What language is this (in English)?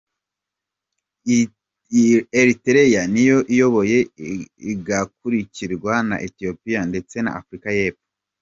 Kinyarwanda